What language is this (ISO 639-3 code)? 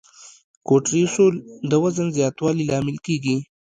pus